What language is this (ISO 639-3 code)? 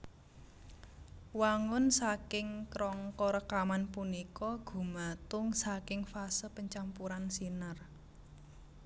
jav